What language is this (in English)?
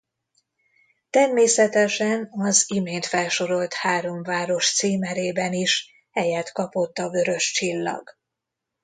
Hungarian